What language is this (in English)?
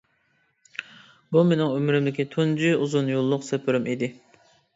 Uyghur